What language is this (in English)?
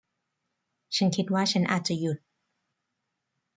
Thai